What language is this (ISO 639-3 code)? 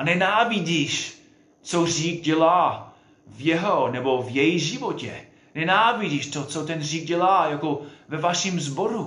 ces